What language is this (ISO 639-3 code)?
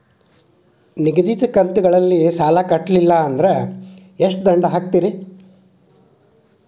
kan